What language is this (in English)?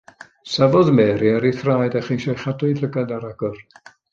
Welsh